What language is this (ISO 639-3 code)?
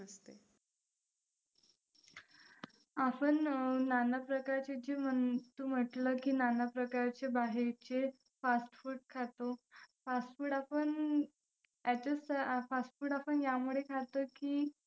mar